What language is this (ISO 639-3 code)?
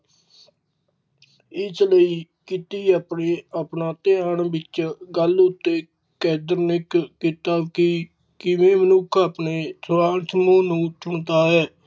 pan